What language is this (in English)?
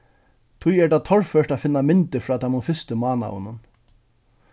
Faroese